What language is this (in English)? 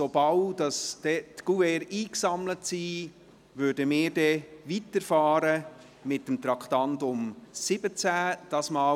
Swiss German